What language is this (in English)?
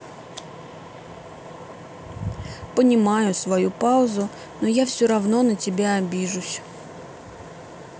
Russian